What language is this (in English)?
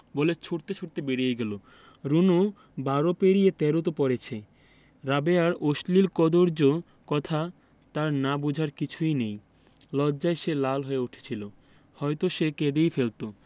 Bangla